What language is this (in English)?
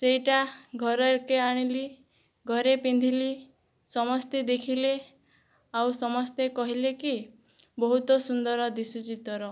Odia